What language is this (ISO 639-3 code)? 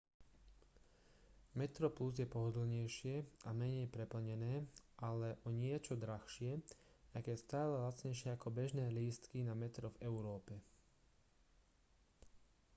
slk